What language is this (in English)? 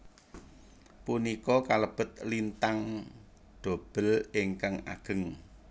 Javanese